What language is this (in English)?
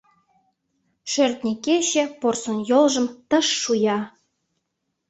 Mari